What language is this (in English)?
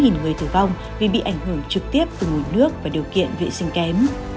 Vietnamese